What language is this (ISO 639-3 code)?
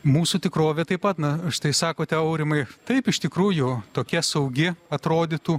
lit